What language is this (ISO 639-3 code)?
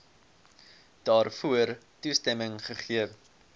afr